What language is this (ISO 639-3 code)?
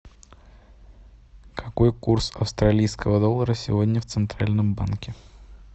rus